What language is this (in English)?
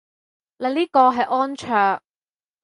Cantonese